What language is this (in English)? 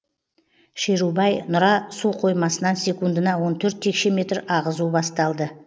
Kazakh